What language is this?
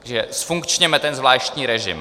Czech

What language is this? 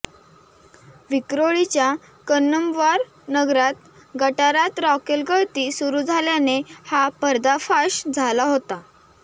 Marathi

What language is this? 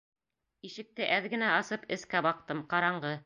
Bashkir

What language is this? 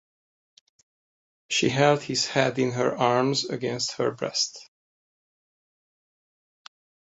English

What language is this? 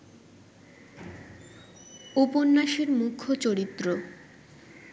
Bangla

